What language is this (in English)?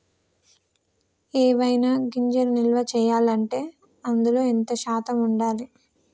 Telugu